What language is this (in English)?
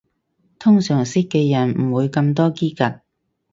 Cantonese